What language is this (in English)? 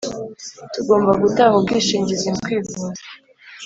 Kinyarwanda